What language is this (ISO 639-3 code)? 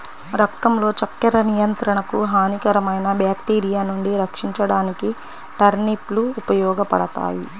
tel